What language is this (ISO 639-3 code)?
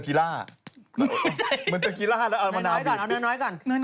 tha